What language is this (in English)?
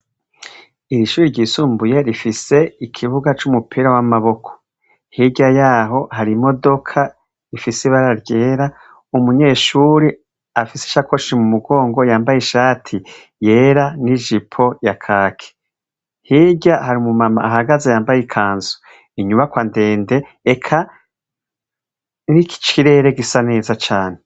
Rundi